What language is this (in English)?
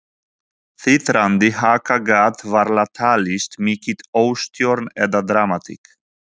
Icelandic